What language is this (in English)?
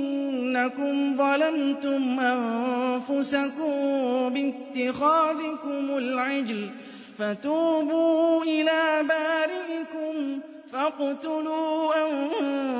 Arabic